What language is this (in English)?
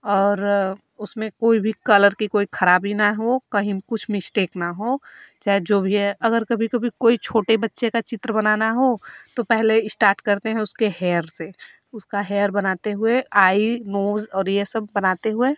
Hindi